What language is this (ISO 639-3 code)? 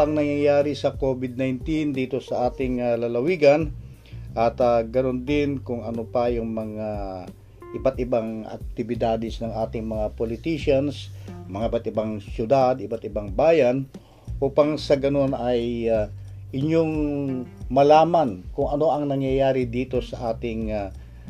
fil